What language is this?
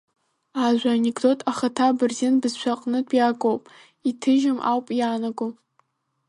Abkhazian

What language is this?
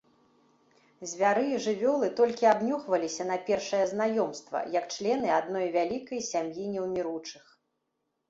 Belarusian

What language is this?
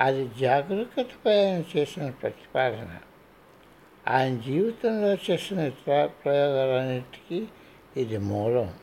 Telugu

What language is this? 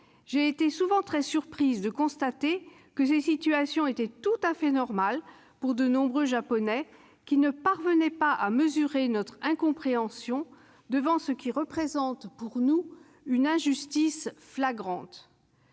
French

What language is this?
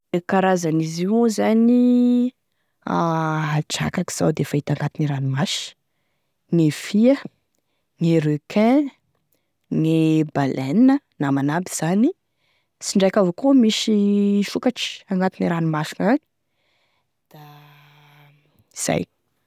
Tesaka Malagasy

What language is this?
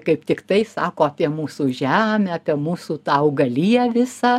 Lithuanian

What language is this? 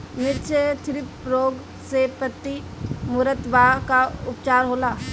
Bhojpuri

